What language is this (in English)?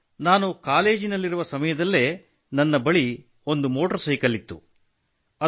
Kannada